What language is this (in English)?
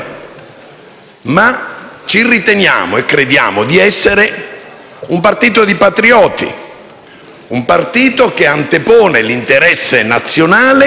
Italian